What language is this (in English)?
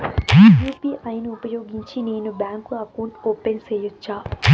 Telugu